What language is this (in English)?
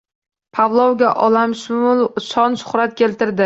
Uzbek